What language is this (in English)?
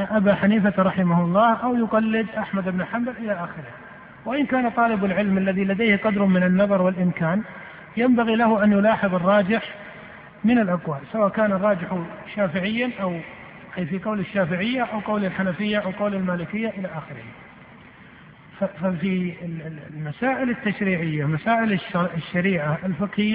Arabic